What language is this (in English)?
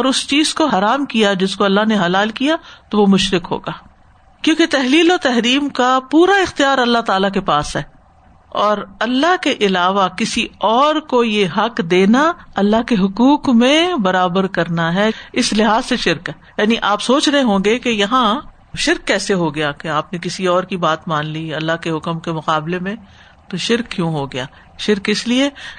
Urdu